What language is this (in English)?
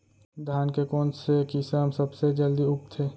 Chhattisgarhi